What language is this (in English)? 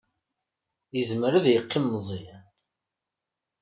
Kabyle